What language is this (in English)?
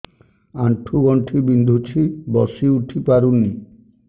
Odia